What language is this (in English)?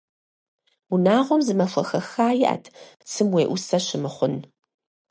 Kabardian